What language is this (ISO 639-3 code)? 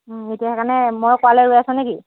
asm